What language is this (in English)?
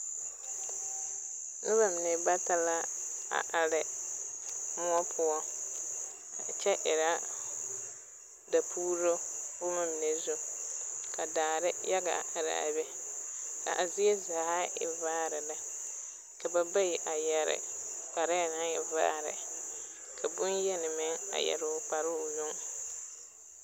Southern Dagaare